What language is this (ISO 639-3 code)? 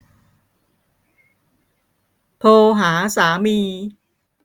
tha